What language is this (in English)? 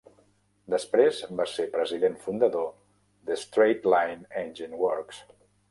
Catalan